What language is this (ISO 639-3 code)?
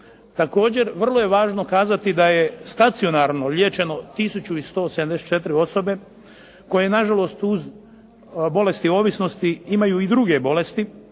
hrv